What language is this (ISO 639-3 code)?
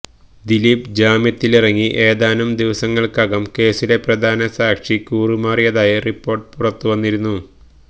mal